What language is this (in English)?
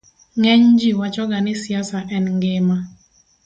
Luo (Kenya and Tanzania)